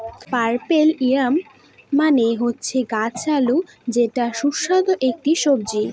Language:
Bangla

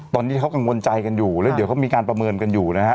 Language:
Thai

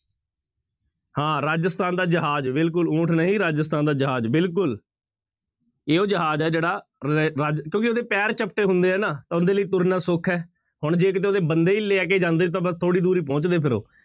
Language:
Punjabi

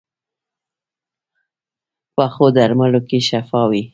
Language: Pashto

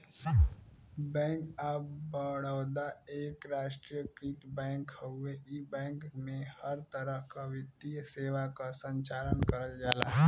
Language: Bhojpuri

